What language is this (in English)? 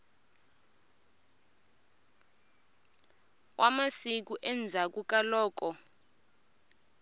Tsonga